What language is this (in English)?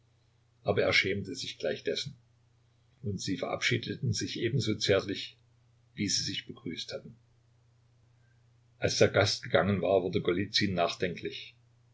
German